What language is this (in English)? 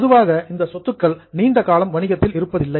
Tamil